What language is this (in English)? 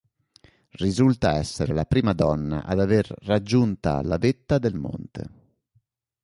Italian